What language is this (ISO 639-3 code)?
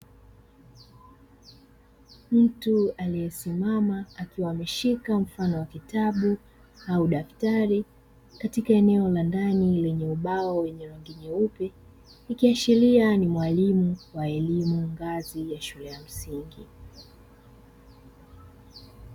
swa